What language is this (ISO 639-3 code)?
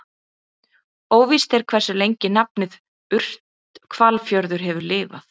isl